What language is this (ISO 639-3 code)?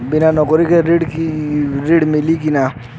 bho